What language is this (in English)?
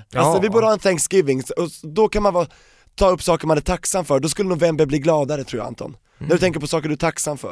Swedish